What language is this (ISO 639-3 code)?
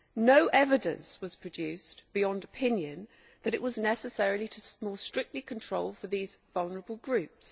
eng